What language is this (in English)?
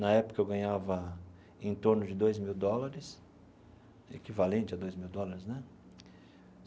Portuguese